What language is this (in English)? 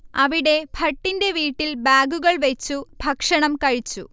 Malayalam